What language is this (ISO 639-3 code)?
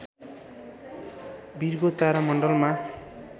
nep